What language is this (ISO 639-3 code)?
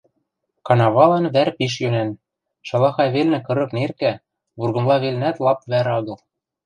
mrj